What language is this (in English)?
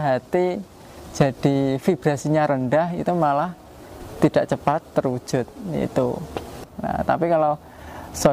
Indonesian